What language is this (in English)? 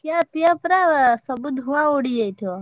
Odia